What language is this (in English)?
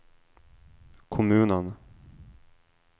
Swedish